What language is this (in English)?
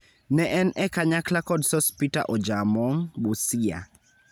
Luo (Kenya and Tanzania)